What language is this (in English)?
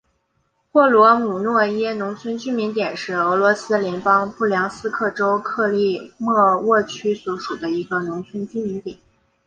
Chinese